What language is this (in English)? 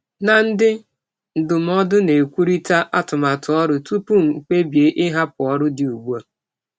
Igbo